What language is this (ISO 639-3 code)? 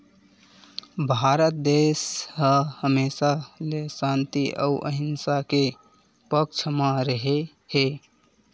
hne